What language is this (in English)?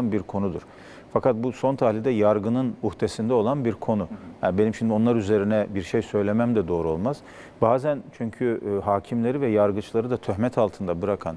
Turkish